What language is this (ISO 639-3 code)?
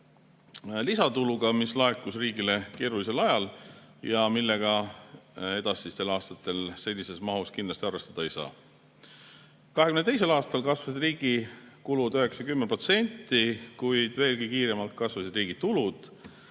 est